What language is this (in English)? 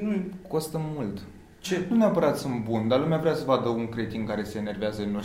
Romanian